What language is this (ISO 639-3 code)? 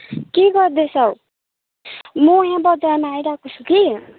nep